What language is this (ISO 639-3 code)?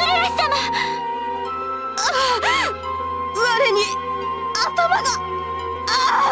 jpn